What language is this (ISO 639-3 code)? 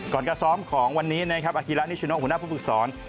tha